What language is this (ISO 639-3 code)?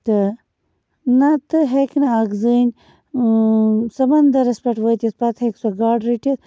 kas